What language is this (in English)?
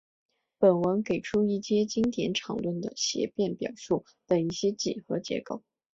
Chinese